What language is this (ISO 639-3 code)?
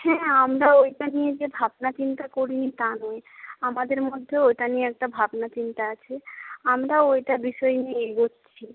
ben